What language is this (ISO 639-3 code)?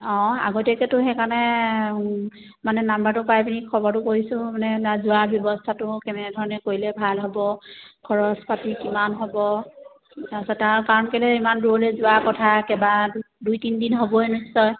asm